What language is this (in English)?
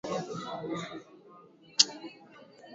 Swahili